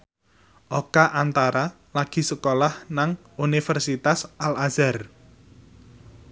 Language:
Javanese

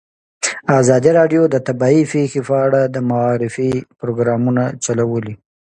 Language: Pashto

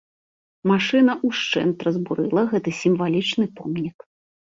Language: Belarusian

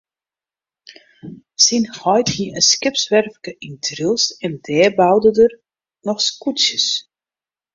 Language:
Western Frisian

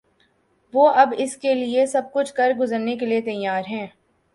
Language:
Urdu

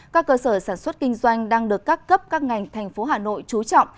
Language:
Vietnamese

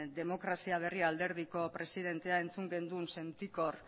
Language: Basque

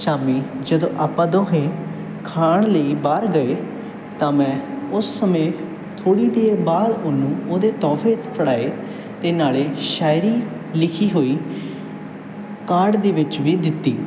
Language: Punjabi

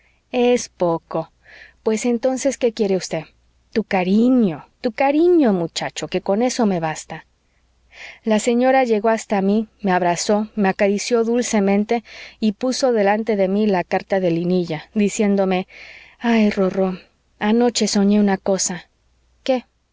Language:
Spanish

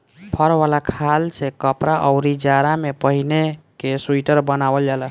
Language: Bhojpuri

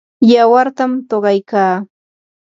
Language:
Yanahuanca Pasco Quechua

